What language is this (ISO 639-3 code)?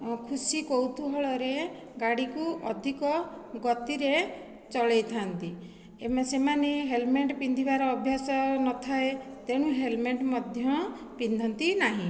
ori